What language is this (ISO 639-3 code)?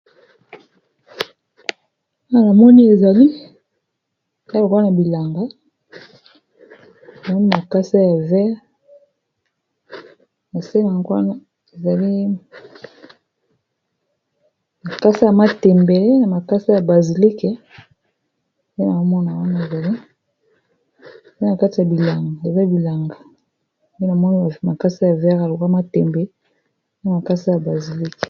lin